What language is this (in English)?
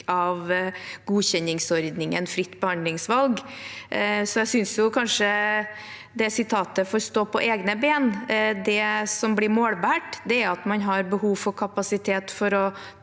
Norwegian